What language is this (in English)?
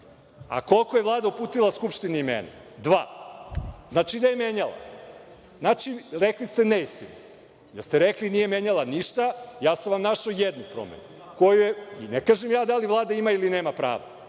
Serbian